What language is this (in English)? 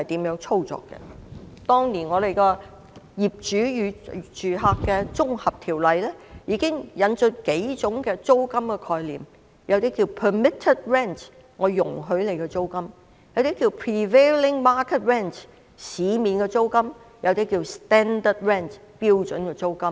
Cantonese